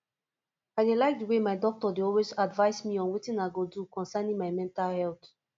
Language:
Nigerian Pidgin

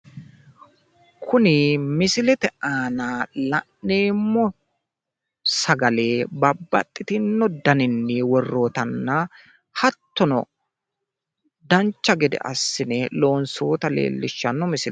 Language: Sidamo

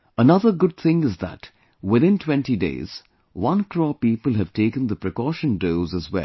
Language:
English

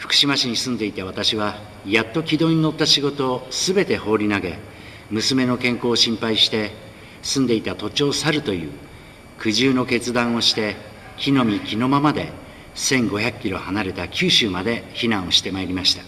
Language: Japanese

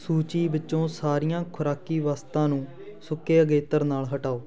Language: Punjabi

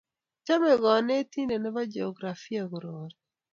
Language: Kalenjin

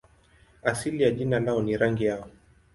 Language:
Swahili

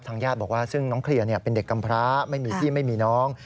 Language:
Thai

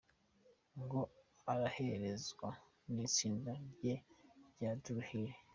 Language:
Kinyarwanda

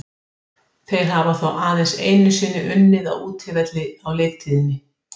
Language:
Icelandic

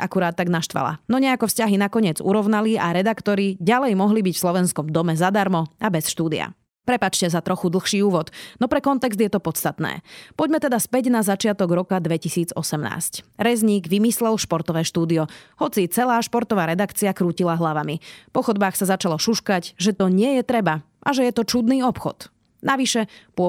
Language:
Slovak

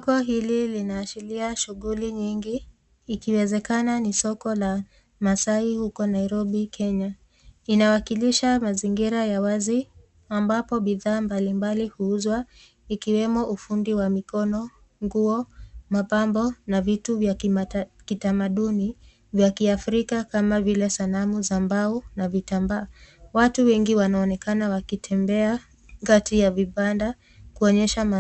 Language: Swahili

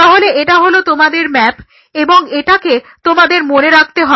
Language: Bangla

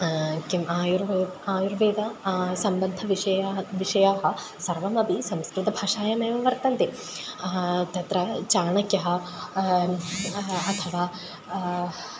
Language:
Sanskrit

